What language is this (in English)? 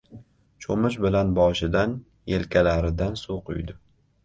Uzbek